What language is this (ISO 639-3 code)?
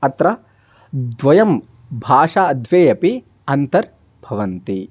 san